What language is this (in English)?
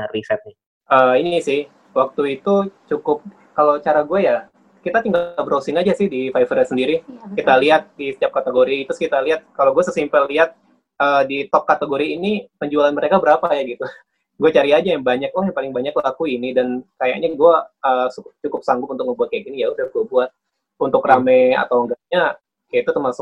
Indonesian